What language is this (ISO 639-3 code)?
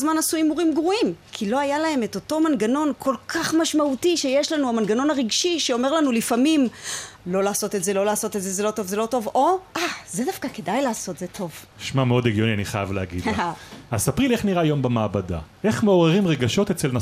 heb